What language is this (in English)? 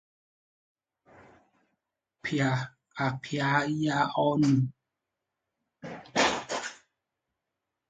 Igbo